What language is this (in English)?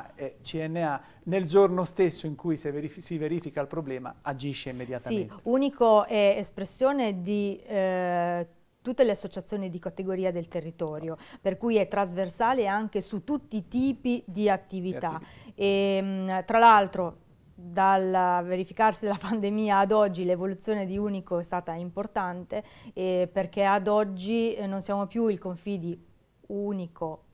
Italian